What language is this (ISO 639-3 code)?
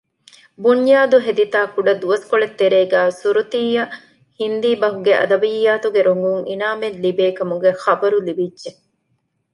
div